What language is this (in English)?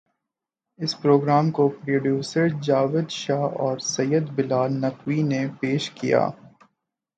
Urdu